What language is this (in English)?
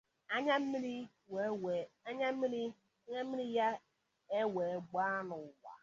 Igbo